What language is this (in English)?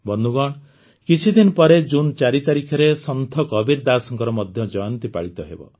Odia